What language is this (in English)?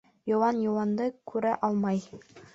Bashkir